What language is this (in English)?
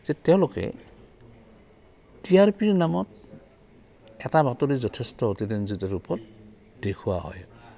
Assamese